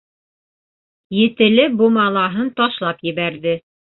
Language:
Bashkir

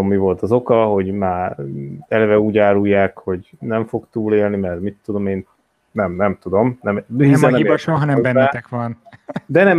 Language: Hungarian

